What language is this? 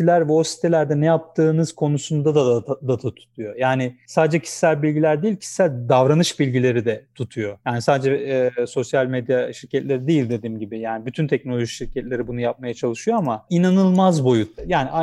Turkish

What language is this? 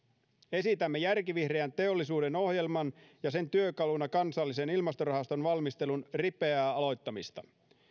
Finnish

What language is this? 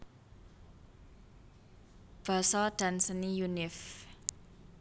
Javanese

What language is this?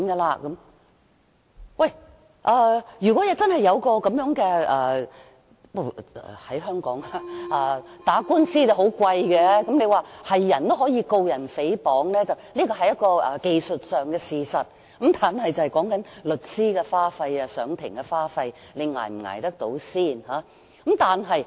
Cantonese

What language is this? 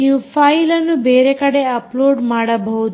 Kannada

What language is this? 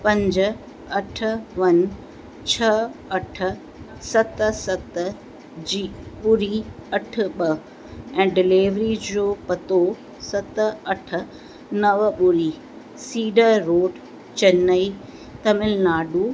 Sindhi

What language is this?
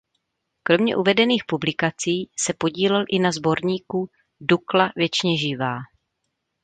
Czech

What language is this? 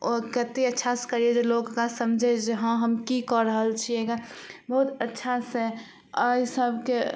Maithili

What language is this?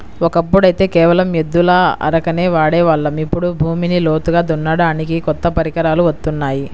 Telugu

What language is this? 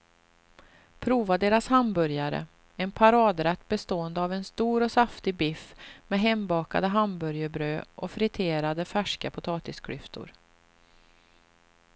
Swedish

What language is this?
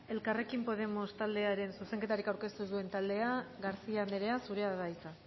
Basque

